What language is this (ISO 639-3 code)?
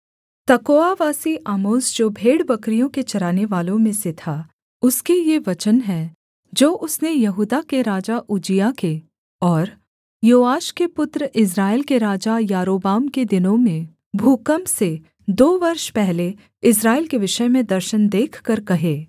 hin